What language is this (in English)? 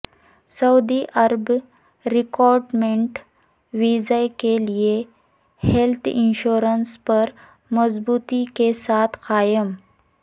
Urdu